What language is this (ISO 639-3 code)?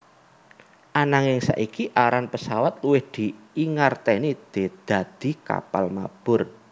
jav